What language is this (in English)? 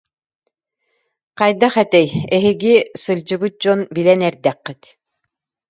Yakut